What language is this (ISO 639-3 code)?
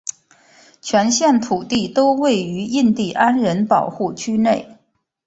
zho